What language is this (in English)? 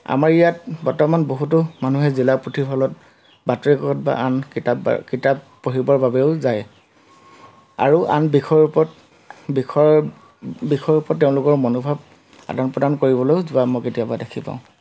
Assamese